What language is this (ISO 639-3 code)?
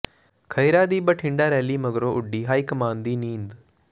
pan